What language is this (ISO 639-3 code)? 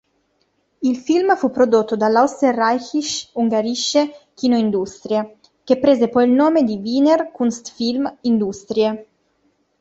ita